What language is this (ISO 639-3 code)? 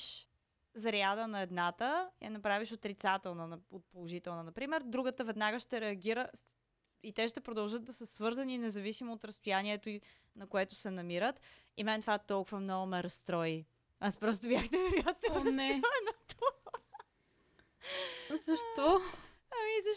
bul